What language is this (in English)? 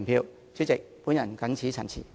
Cantonese